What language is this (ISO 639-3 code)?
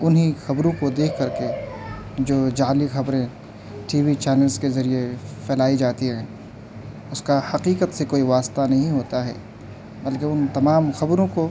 urd